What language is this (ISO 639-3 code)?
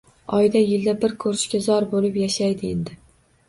uzb